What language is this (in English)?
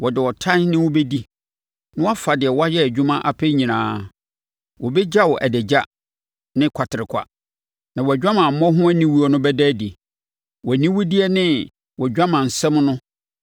Akan